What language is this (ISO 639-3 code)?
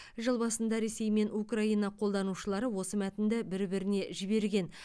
kaz